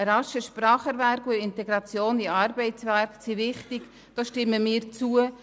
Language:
Swiss German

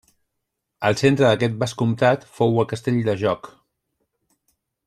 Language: Catalan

